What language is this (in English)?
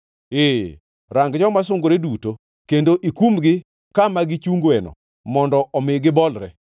Luo (Kenya and Tanzania)